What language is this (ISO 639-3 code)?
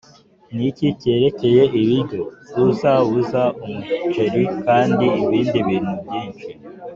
kin